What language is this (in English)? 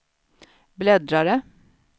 Swedish